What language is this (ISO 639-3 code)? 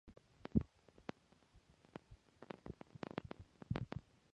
eng